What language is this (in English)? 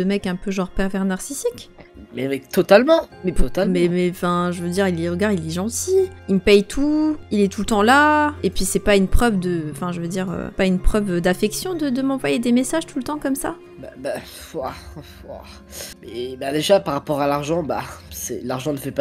French